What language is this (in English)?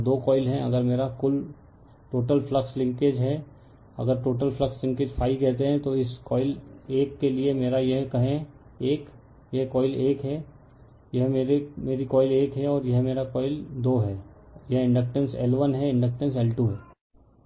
Hindi